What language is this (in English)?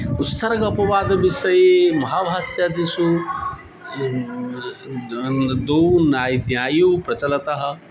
Sanskrit